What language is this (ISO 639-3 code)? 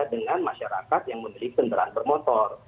ind